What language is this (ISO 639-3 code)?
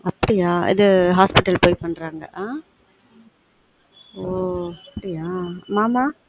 tam